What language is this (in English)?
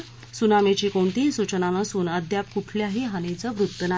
Marathi